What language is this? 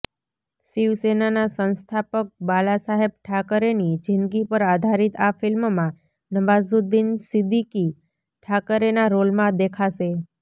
Gujarati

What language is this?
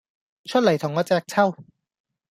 Cantonese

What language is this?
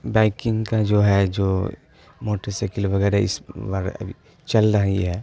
Urdu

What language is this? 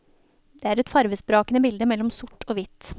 Norwegian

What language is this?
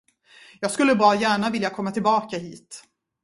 Swedish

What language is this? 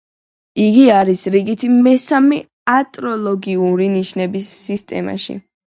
Georgian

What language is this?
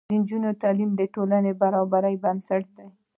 Pashto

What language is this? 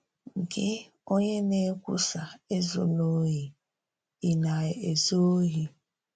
Igbo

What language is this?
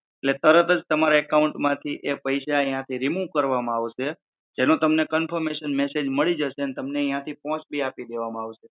Gujarati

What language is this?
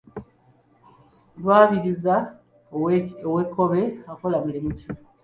Ganda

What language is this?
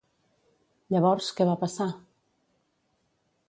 Catalan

